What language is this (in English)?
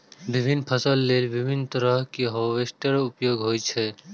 Maithili